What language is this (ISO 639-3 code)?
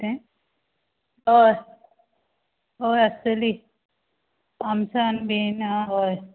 kok